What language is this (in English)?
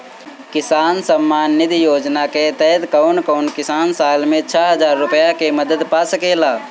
Bhojpuri